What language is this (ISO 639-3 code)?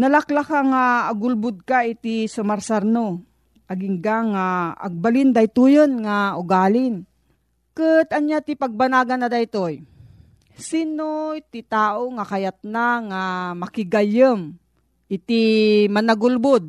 fil